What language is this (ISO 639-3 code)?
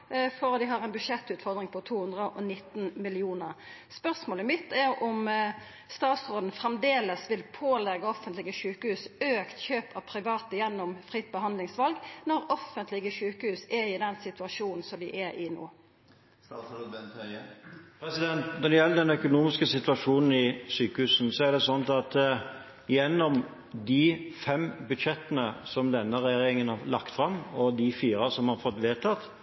nor